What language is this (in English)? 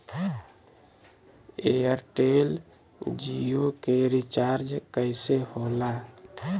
Bhojpuri